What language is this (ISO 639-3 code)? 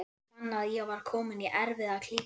isl